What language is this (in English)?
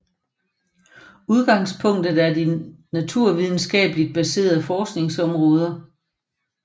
Danish